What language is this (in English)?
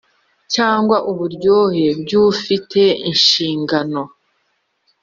Kinyarwanda